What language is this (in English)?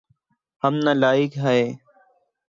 Urdu